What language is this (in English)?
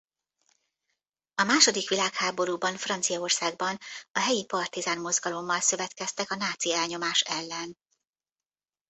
Hungarian